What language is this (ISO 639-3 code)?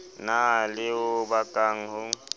sot